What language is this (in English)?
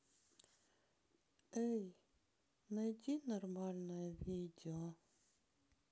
Russian